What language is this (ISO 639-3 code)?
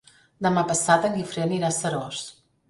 cat